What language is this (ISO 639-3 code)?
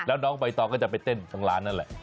tha